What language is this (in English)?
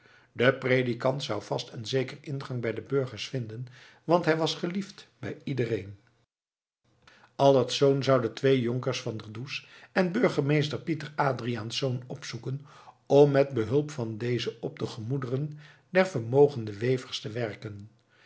Dutch